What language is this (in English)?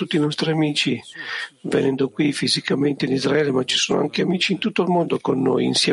Italian